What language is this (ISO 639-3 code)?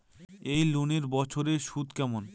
ben